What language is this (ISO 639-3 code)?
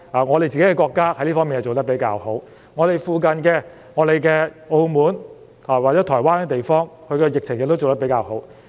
yue